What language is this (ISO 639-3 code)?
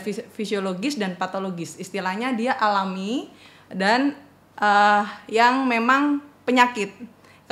ind